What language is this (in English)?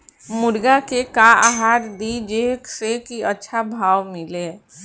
Bhojpuri